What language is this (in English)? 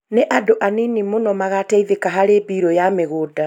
Kikuyu